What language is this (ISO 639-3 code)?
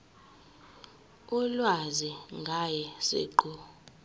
zul